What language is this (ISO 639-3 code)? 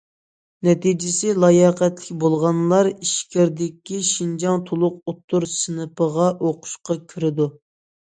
uig